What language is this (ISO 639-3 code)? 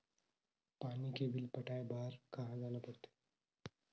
hne